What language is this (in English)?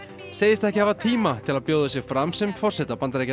Icelandic